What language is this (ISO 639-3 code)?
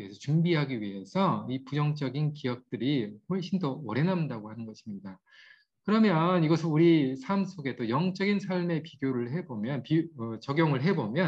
kor